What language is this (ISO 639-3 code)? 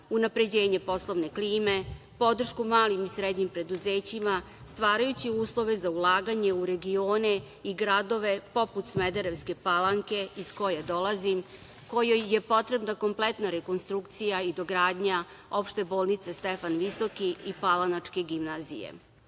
srp